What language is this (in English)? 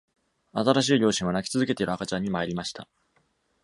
Japanese